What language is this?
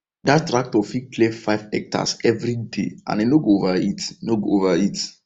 Nigerian Pidgin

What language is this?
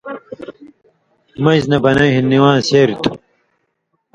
Indus Kohistani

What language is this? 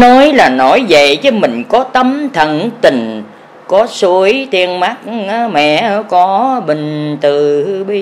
Vietnamese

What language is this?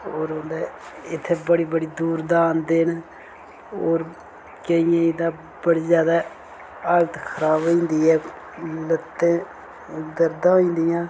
Dogri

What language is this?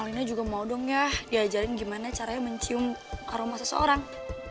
Indonesian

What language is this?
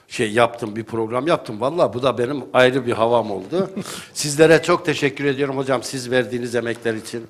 Turkish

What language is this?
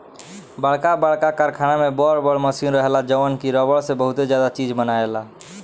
Bhojpuri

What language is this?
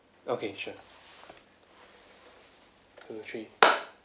English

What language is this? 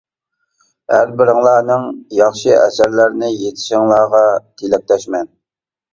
Uyghur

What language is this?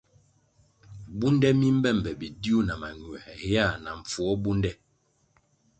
Kwasio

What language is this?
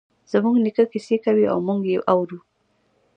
Pashto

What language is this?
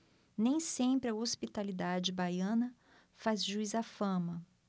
Portuguese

